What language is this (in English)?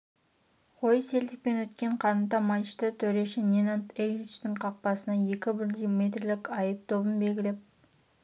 Kazakh